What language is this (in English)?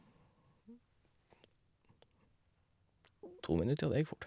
Norwegian